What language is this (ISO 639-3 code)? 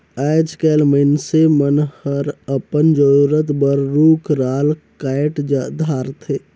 hne